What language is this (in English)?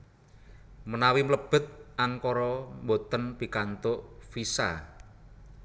Javanese